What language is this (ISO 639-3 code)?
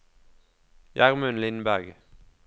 nor